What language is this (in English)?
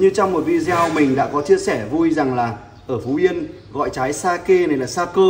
Vietnamese